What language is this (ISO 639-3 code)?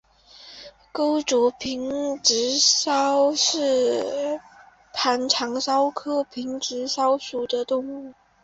zho